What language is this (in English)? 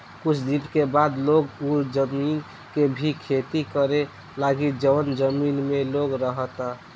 Bhojpuri